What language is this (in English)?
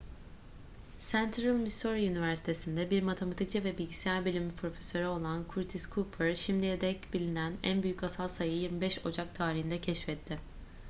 Turkish